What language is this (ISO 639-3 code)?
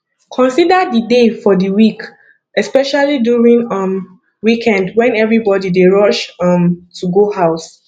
pcm